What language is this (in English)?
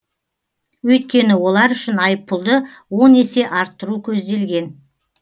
Kazakh